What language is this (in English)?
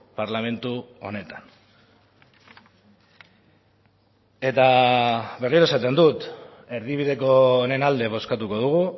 Basque